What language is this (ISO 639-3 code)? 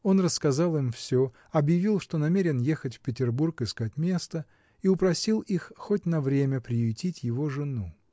rus